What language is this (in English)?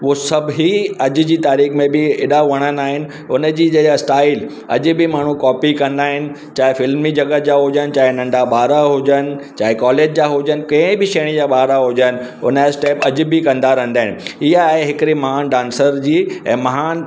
Sindhi